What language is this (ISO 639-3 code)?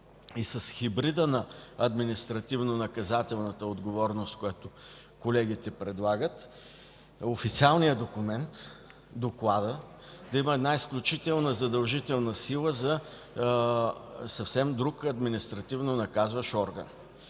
bul